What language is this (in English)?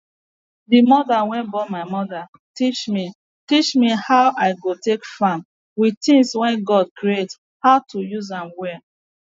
Nigerian Pidgin